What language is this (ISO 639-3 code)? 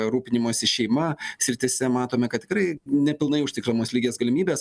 lit